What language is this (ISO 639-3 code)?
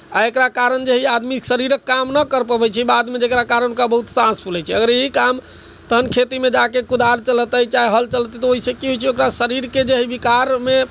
mai